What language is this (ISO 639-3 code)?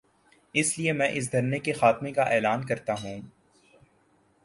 urd